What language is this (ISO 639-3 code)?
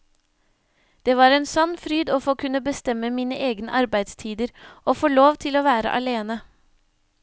nor